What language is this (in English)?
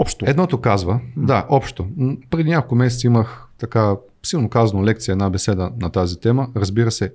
Bulgarian